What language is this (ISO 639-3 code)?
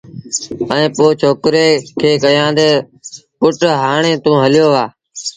sbn